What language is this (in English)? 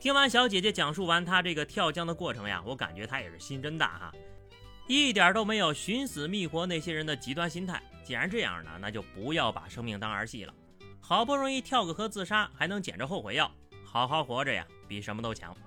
Chinese